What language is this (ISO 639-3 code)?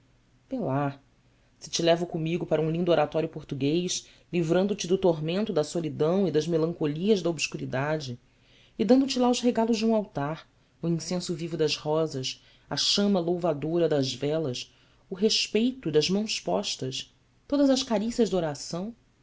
por